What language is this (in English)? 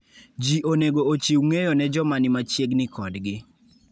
Luo (Kenya and Tanzania)